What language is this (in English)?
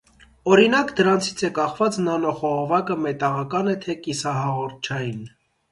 Armenian